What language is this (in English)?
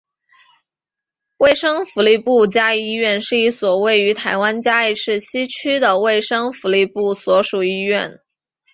Chinese